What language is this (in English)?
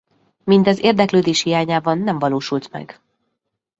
Hungarian